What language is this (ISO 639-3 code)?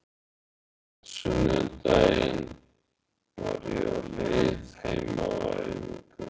isl